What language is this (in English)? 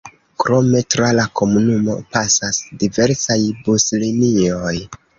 Esperanto